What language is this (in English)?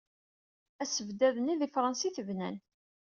Kabyle